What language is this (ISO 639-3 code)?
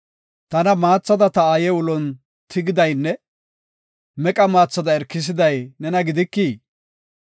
gof